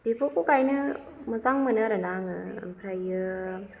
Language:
Bodo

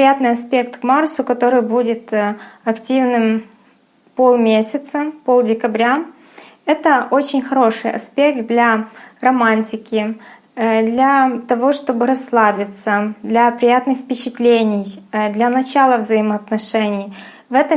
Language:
Russian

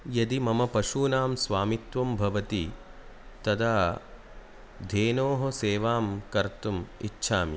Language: Sanskrit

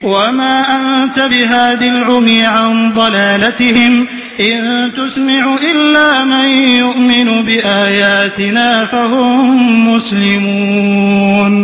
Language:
Arabic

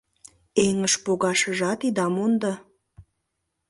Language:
Mari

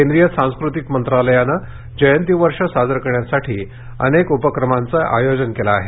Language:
Marathi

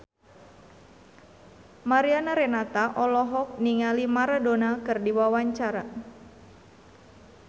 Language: Sundanese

